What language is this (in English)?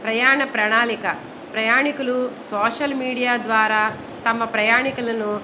Telugu